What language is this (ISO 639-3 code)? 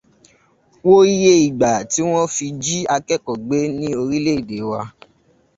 yor